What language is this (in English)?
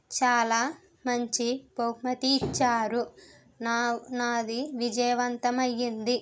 Telugu